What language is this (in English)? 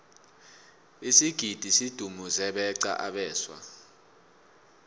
South Ndebele